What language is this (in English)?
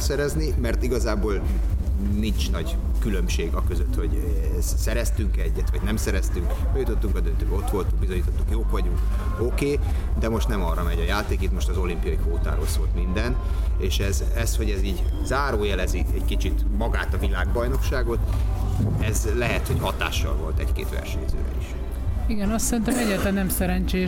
Hungarian